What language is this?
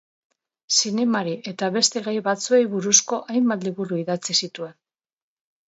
Basque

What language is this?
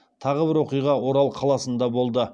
Kazakh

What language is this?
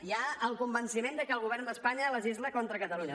Catalan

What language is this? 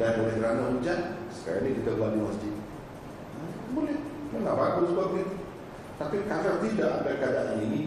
Malay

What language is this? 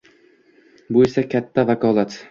Uzbek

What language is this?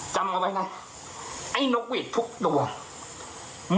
Thai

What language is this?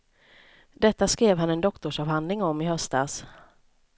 Swedish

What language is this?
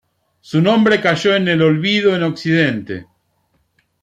Spanish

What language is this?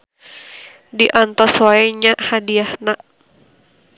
Sundanese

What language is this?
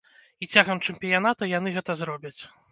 Belarusian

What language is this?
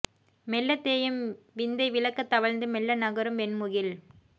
Tamil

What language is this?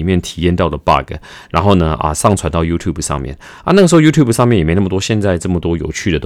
Chinese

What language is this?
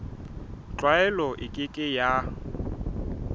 Southern Sotho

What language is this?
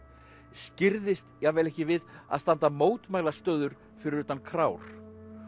Icelandic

